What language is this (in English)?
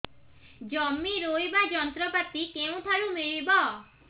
Odia